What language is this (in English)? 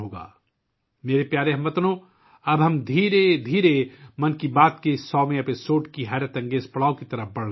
Urdu